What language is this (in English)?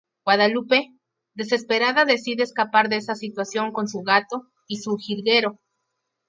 Spanish